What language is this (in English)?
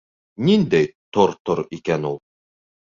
Bashkir